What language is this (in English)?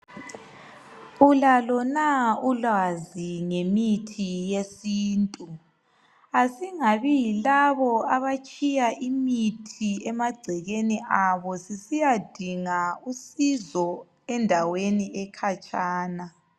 North Ndebele